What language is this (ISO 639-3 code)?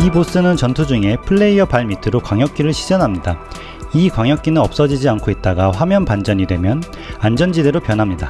kor